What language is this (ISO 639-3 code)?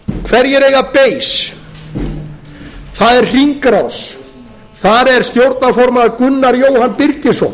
isl